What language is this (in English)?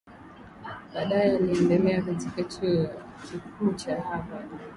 Swahili